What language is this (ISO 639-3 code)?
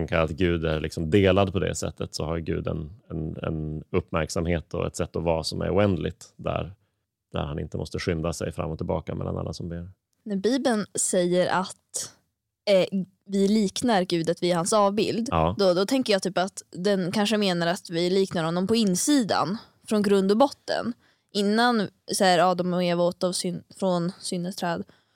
swe